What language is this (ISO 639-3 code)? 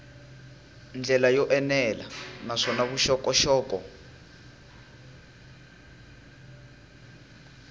tso